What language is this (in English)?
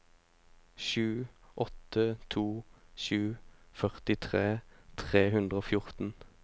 Norwegian